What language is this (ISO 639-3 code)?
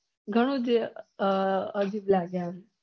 guj